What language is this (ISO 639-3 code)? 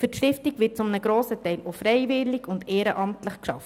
gsw